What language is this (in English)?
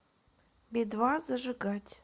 Russian